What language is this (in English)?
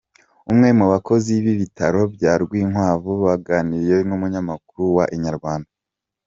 Kinyarwanda